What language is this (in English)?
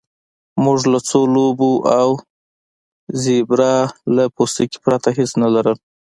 Pashto